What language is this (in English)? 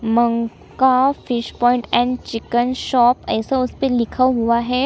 Hindi